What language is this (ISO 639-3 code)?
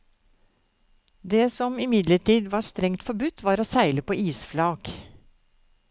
nor